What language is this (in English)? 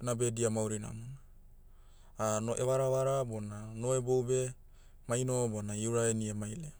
Motu